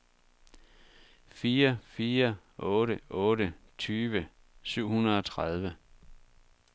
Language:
Danish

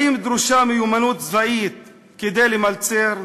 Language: Hebrew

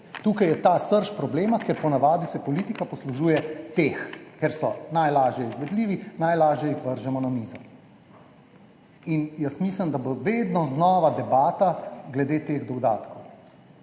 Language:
Slovenian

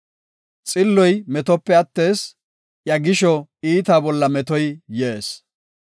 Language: Gofa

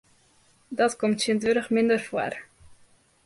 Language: Western Frisian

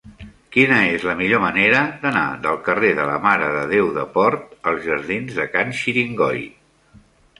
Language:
Catalan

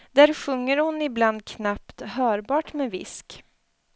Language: Swedish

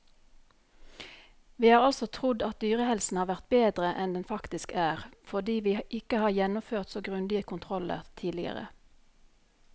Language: Norwegian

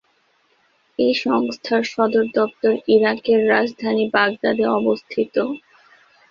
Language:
Bangla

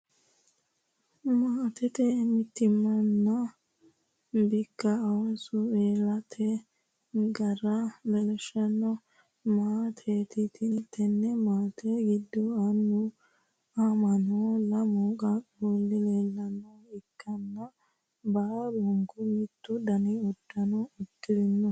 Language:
Sidamo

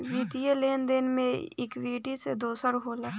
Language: Bhojpuri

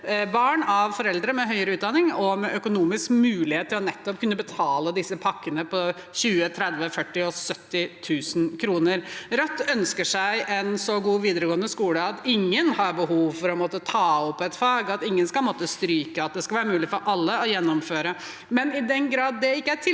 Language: Norwegian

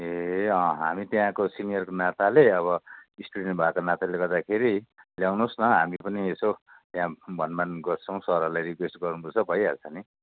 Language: Nepali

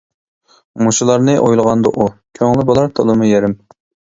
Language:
Uyghur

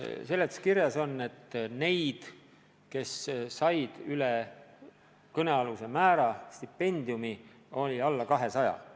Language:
Estonian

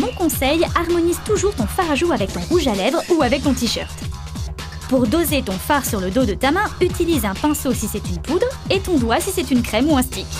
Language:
French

